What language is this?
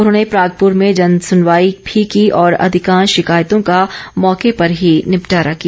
Hindi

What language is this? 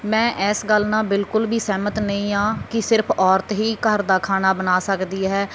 Punjabi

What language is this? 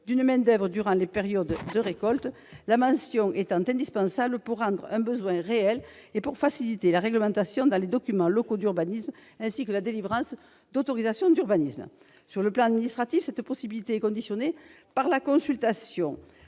French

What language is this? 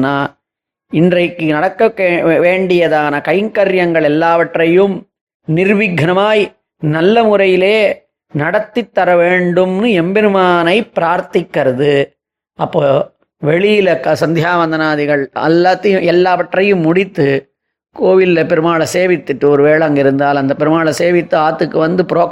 Tamil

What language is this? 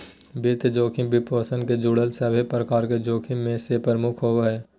Magahi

